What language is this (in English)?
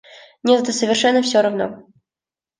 Russian